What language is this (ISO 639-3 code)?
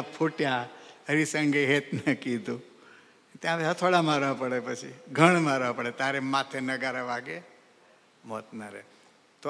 guj